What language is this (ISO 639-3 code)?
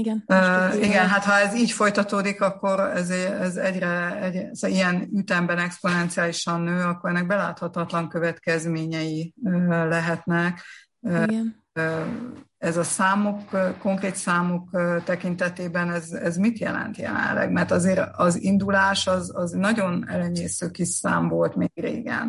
hun